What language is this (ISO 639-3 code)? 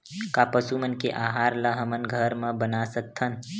hne